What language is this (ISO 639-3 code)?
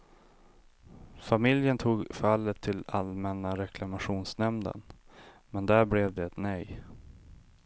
swe